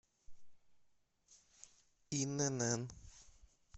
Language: Russian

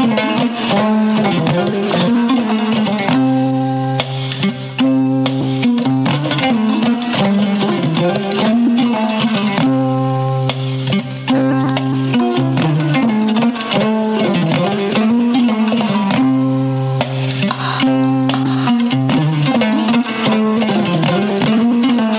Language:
Fula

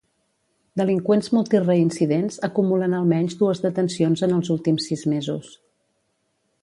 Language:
Catalan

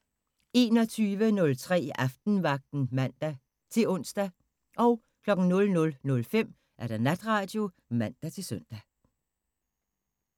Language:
Danish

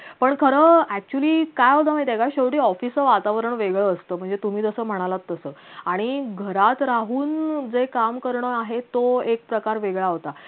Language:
Marathi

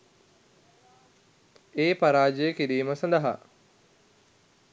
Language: Sinhala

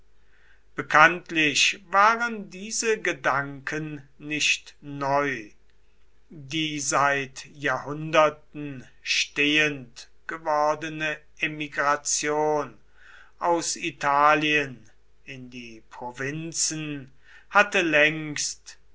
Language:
German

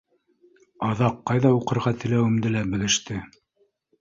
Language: Bashkir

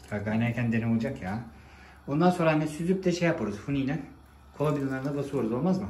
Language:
Turkish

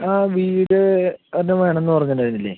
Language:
Malayalam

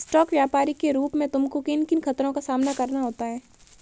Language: Hindi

